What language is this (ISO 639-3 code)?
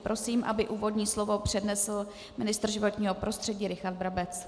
ces